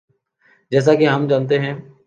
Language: Urdu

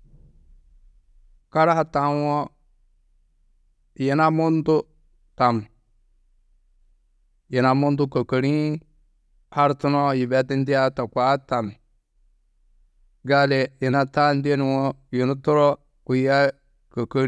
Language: Tedaga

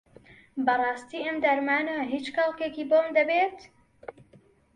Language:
Central Kurdish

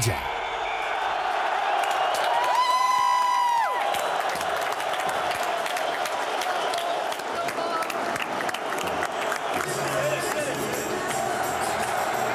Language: Dutch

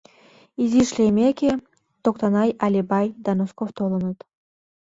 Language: Mari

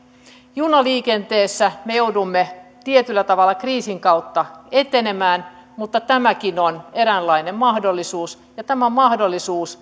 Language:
Finnish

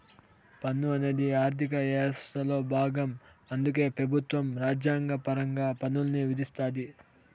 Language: Telugu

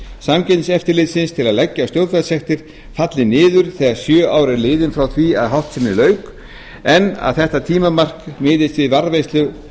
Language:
Icelandic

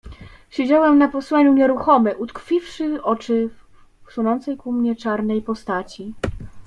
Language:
Polish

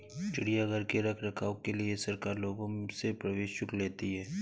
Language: Hindi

